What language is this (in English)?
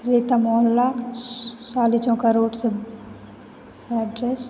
Hindi